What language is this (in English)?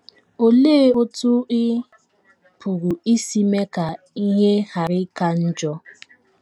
Igbo